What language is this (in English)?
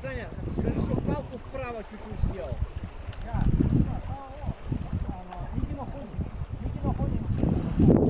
Japanese